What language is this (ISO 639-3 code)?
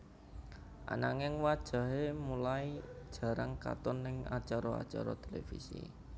jav